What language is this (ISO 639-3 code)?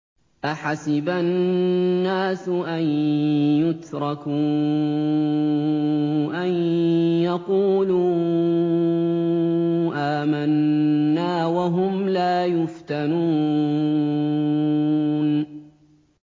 ara